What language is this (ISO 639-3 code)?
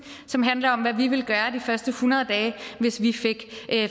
dan